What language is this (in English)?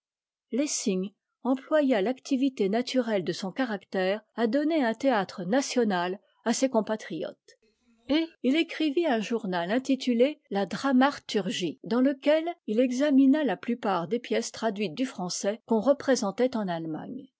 French